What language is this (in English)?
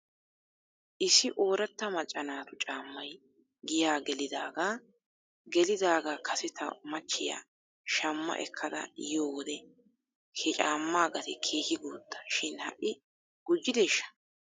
Wolaytta